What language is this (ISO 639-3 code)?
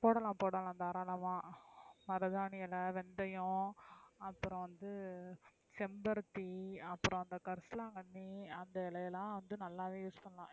tam